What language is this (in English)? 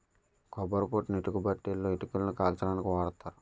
Telugu